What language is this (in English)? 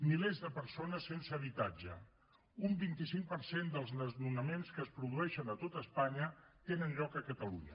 Catalan